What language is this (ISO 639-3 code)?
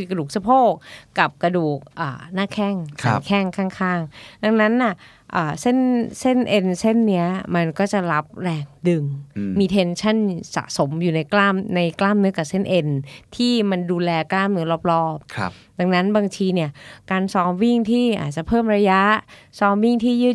tha